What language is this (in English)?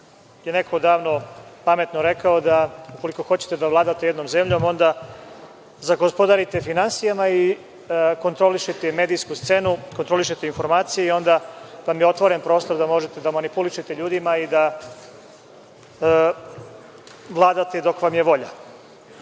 Serbian